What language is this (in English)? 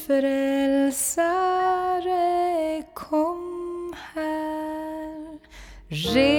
Swedish